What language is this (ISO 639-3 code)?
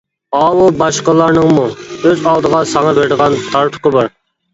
uig